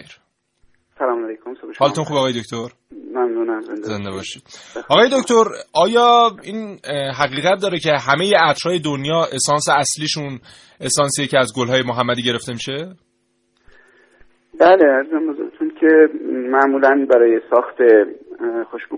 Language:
Persian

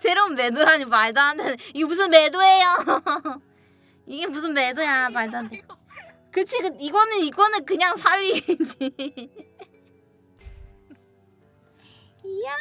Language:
Korean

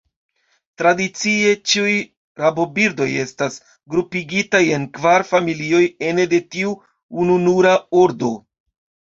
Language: Esperanto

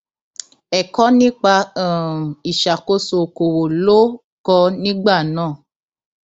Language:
Yoruba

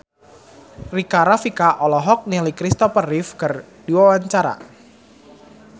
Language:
Sundanese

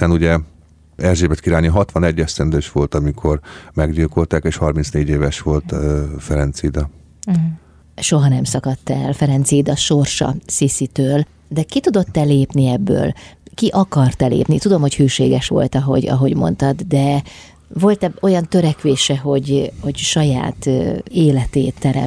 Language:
Hungarian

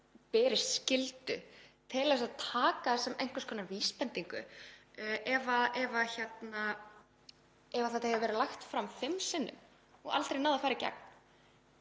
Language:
Icelandic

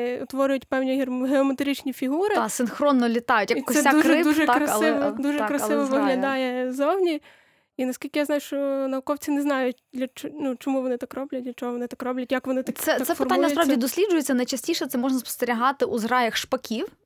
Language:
Ukrainian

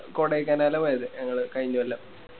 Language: Malayalam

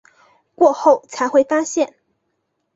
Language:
Chinese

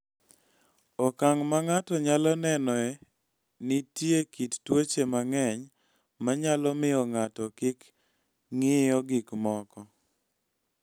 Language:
Luo (Kenya and Tanzania)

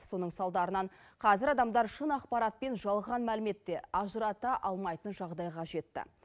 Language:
Kazakh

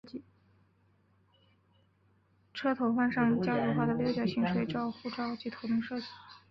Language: Chinese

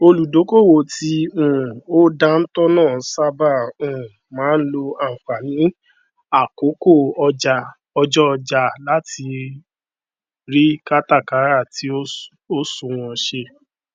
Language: Yoruba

